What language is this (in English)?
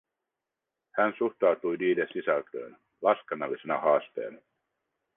Finnish